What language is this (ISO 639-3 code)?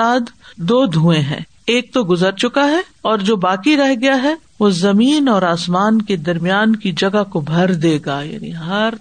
urd